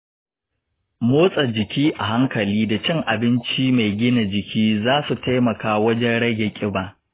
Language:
Hausa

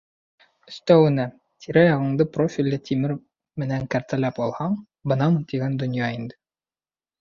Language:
Bashkir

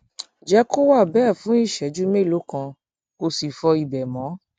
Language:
Yoruba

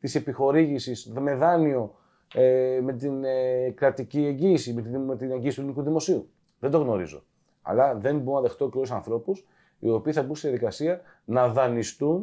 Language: Greek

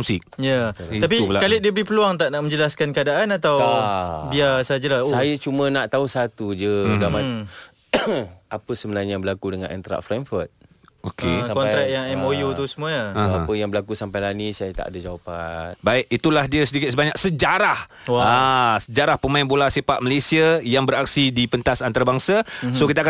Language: Malay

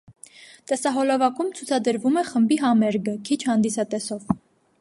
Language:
Armenian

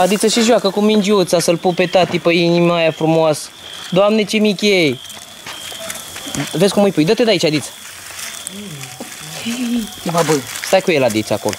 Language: Romanian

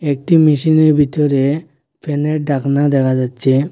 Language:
Bangla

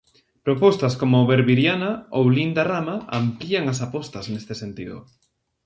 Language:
Galician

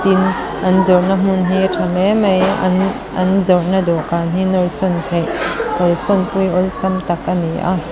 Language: Mizo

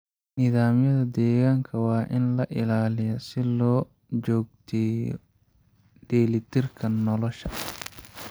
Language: Somali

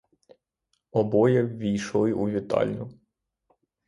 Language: Ukrainian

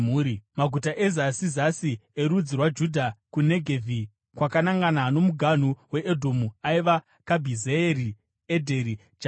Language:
Shona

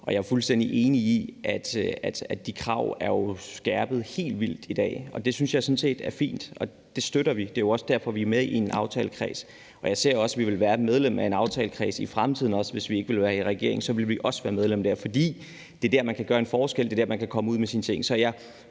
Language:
Danish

